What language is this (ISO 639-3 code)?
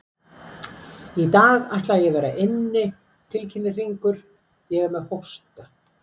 isl